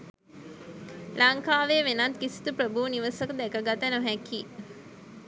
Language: Sinhala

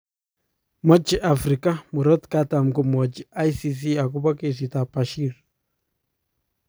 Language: Kalenjin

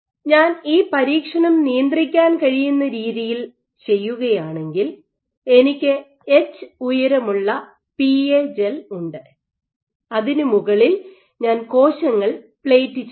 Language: Malayalam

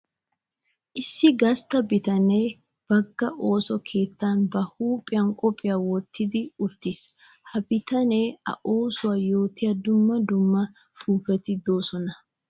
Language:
Wolaytta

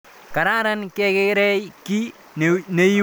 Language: Kalenjin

